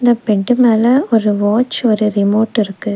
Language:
Tamil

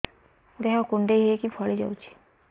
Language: Odia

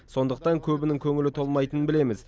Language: Kazakh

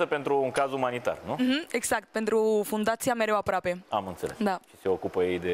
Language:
Romanian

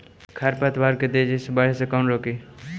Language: Magahi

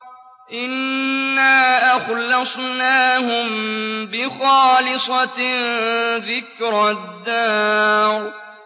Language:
Arabic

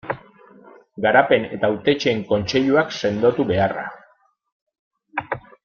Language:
Basque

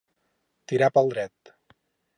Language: Catalan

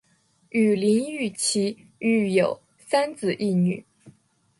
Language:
Chinese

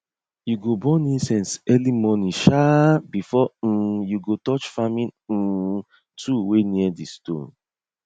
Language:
Nigerian Pidgin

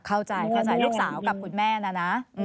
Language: Thai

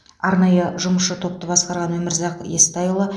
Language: Kazakh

